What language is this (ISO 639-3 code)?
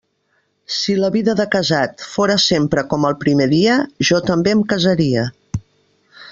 cat